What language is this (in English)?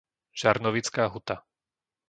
Slovak